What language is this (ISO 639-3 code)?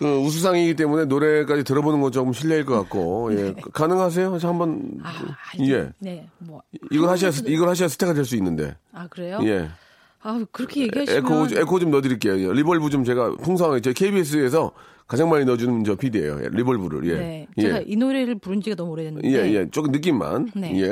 kor